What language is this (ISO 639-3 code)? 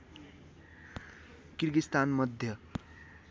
nep